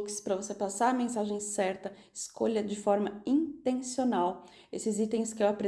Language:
Portuguese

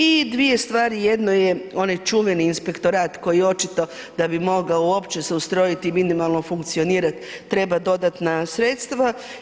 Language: Croatian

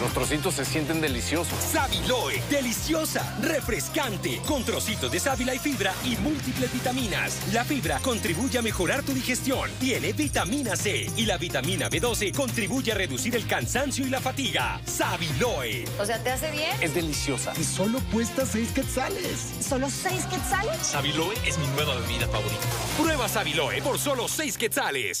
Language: Spanish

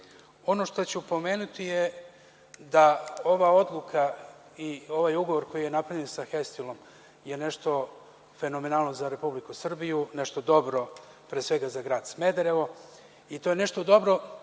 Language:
Serbian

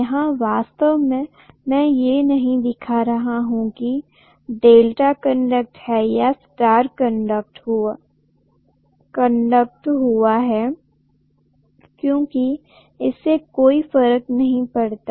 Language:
Hindi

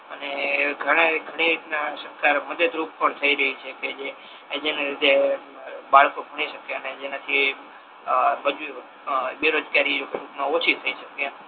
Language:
Gujarati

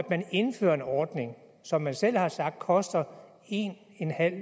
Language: Danish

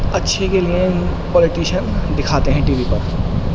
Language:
Urdu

